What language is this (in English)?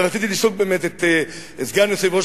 Hebrew